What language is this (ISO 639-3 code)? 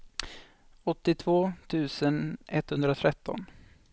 swe